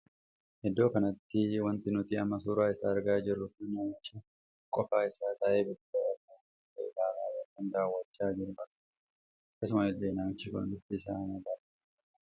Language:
Oromo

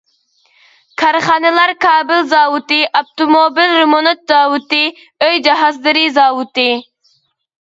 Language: Uyghur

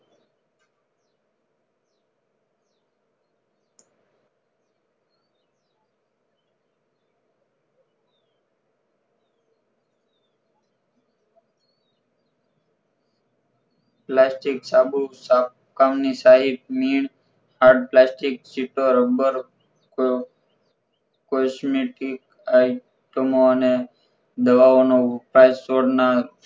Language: Gujarati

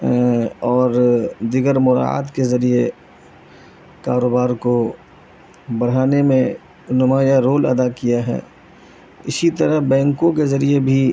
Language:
Urdu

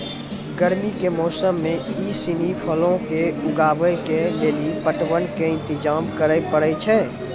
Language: Maithili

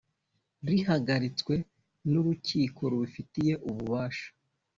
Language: Kinyarwanda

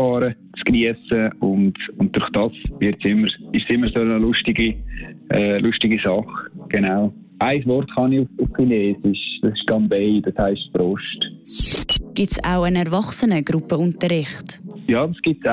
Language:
German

